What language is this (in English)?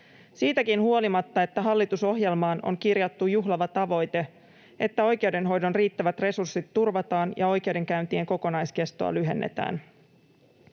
Finnish